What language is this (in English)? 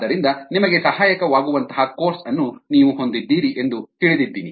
Kannada